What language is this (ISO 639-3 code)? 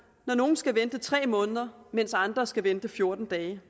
dan